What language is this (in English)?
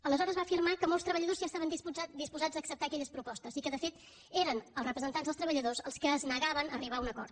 Catalan